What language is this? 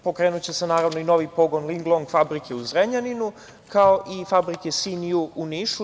Serbian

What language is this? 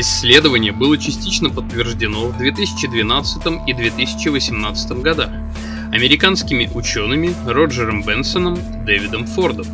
Russian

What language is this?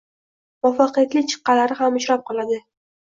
Uzbek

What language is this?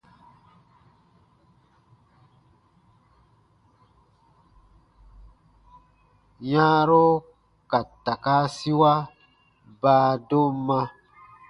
Baatonum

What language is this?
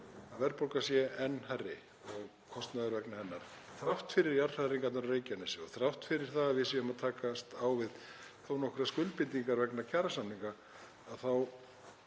Icelandic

